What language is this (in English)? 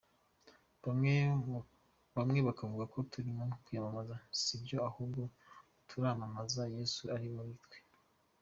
Kinyarwanda